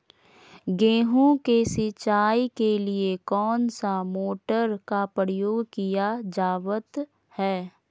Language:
Magahi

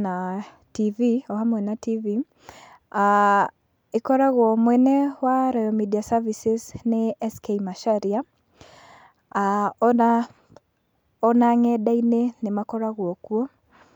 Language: Kikuyu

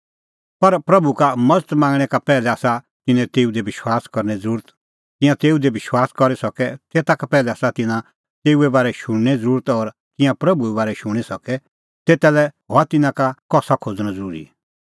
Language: Kullu Pahari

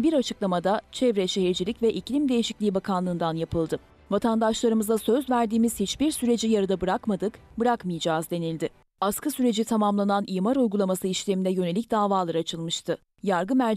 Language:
Turkish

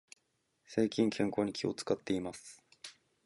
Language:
Japanese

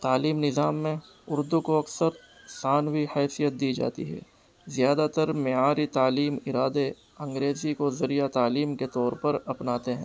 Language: Urdu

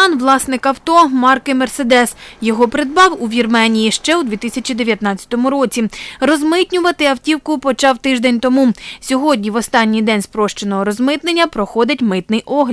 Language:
Ukrainian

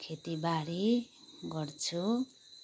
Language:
Nepali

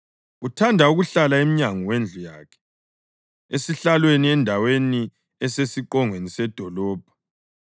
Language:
North Ndebele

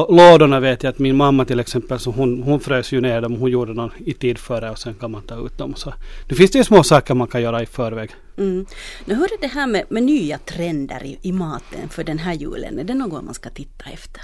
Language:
Swedish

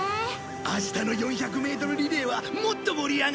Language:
Japanese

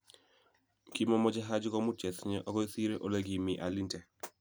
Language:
Kalenjin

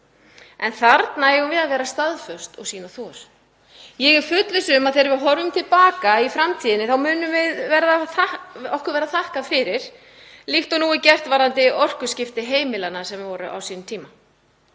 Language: Icelandic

